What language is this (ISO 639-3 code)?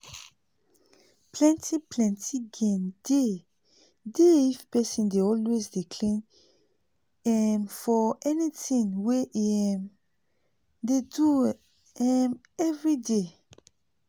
pcm